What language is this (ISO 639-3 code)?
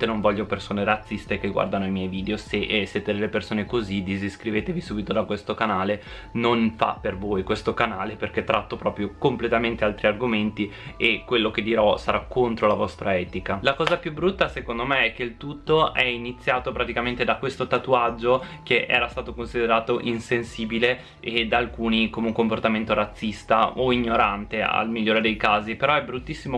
ita